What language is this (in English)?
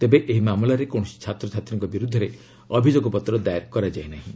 Odia